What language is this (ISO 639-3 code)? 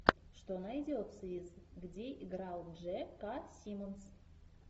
rus